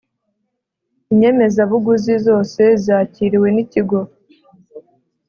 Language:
Kinyarwanda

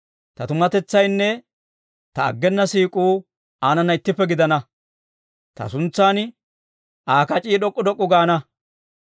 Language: Dawro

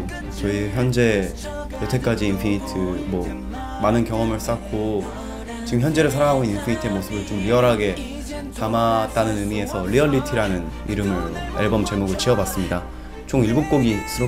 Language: Korean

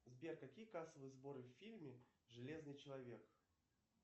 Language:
Russian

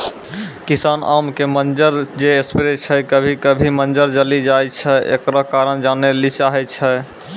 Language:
Maithili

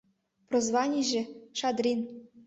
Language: Mari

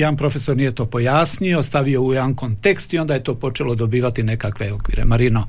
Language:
Croatian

